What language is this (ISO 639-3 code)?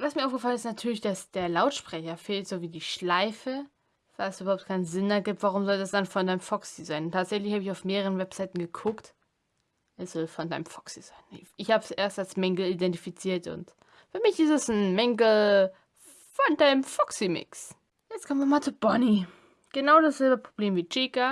deu